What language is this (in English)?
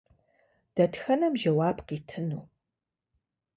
Kabardian